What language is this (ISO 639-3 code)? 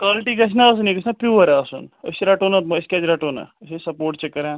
kas